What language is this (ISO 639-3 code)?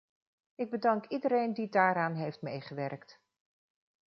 nld